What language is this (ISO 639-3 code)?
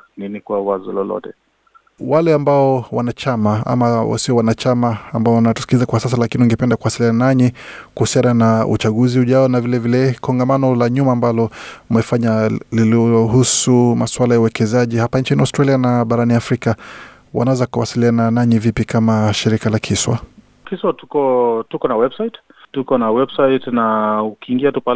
swa